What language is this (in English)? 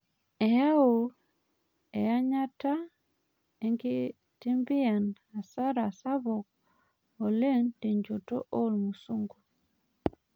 Masai